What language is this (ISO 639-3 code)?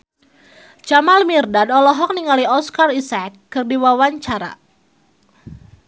sun